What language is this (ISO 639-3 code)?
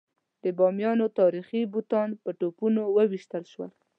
pus